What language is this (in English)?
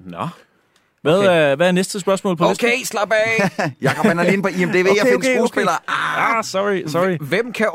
Danish